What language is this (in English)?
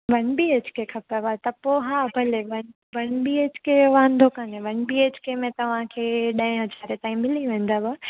Sindhi